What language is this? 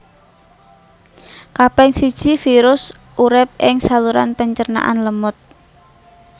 Javanese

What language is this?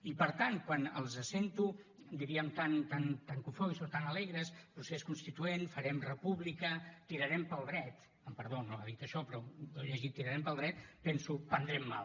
Catalan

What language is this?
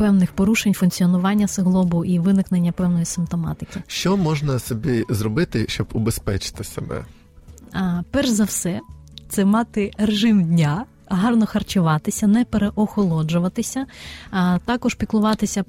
Ukrainian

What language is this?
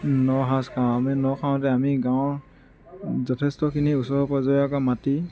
Assamese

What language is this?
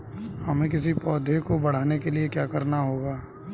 Hindi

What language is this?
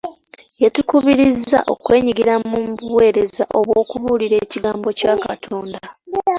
Ganda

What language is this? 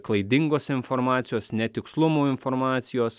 Lithuanian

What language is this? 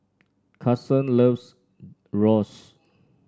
English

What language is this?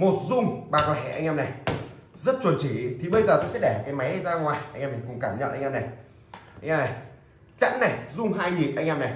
Vietnamese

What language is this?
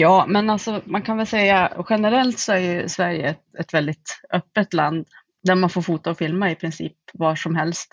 Swedish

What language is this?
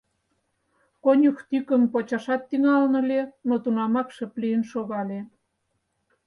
Mari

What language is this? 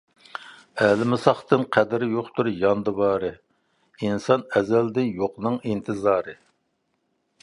Uyghur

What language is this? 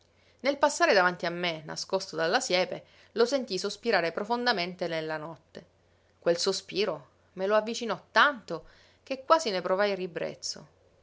Italian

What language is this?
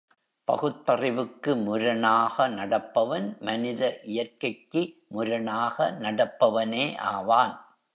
Tamil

